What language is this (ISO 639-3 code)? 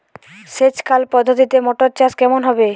ben